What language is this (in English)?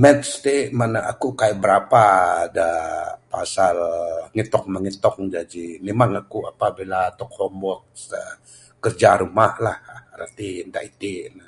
Bukar-Sadung Bidayuh